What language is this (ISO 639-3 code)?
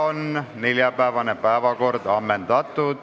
est